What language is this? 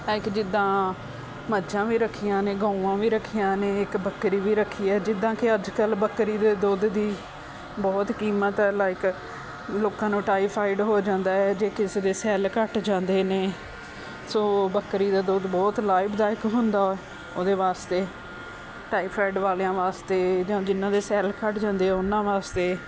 Punjabi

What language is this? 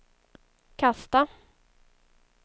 Swedish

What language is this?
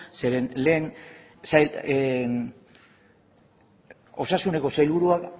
Basque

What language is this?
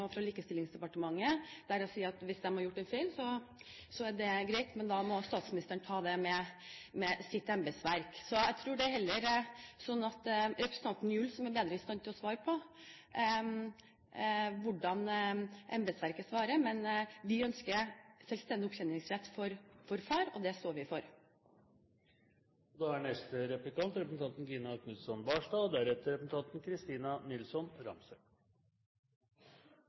Norwegian Bokmål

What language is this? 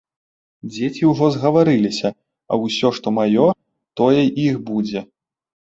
Belarusian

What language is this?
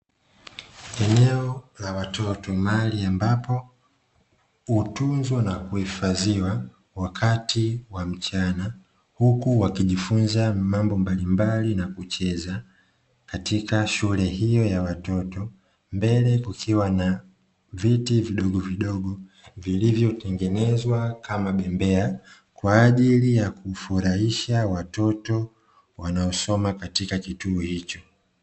Swahili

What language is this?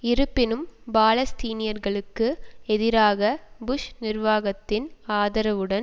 Tamil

